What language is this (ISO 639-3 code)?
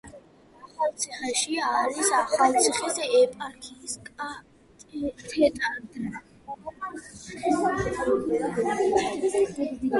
kat